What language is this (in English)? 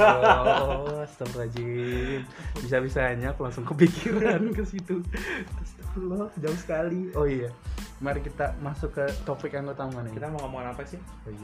Indonesian